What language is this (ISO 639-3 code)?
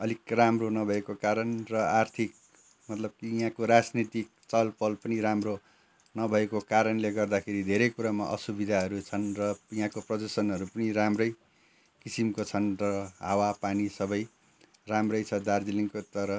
nep